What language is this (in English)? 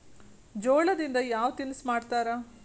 Kannada